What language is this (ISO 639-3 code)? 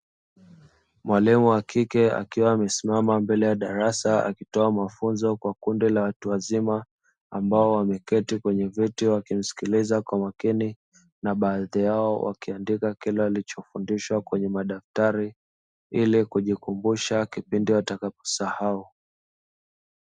swa